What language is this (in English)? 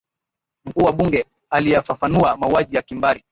Swahili